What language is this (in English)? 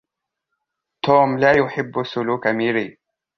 Arabic